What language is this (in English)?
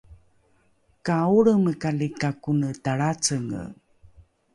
Rukai